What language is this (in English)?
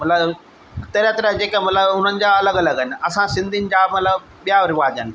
Sindhi